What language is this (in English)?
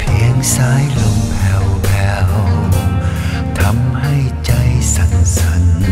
Thai